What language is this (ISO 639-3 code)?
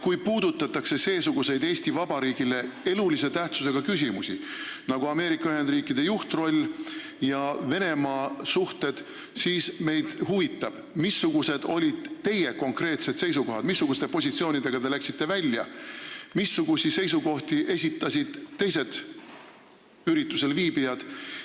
est